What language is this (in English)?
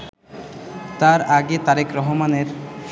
Bangla